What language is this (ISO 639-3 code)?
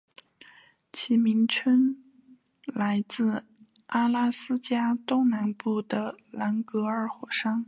zho